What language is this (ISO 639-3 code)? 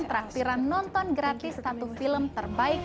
ind